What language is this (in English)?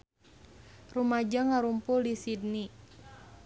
Sundanese